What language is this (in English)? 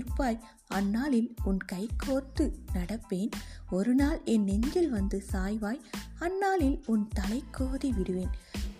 Tamil